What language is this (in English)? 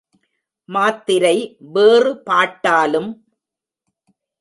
Tamil